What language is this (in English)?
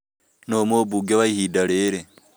Kikuyu